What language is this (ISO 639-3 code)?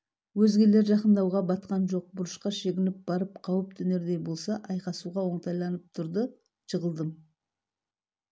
kaz